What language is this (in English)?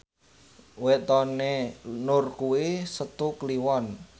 Javanese